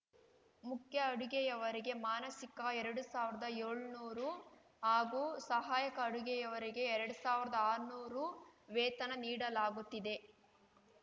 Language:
Kannada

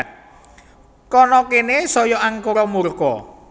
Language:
Javanese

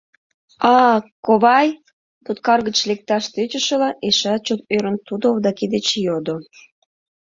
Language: Mari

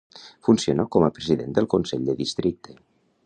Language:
Catalan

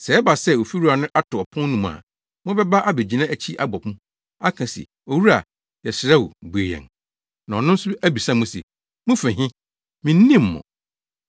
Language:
Akan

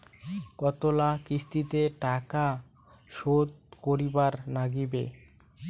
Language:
Bangla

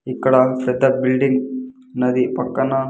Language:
Telugu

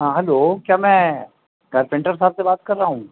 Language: Urdu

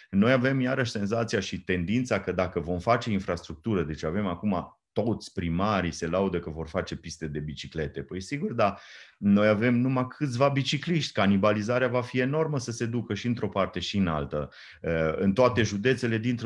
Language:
Romanian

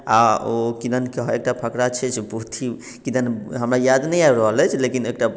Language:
Maithili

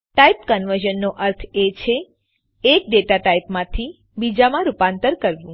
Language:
Gujarati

